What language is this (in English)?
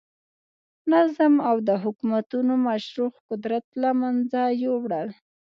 Pashto